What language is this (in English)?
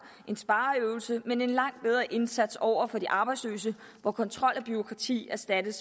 Danish